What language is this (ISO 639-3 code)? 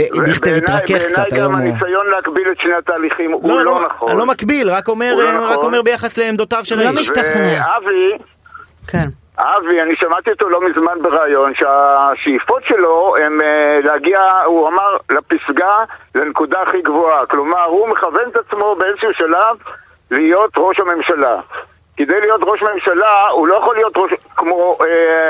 heb